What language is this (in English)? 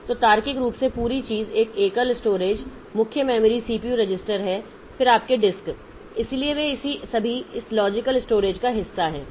Hindi